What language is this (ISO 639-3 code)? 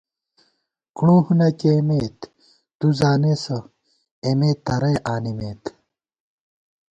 gwt